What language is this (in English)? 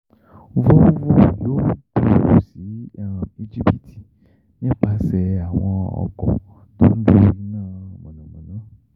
Yoruba